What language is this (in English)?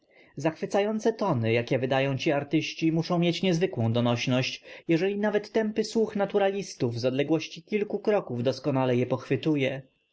Polish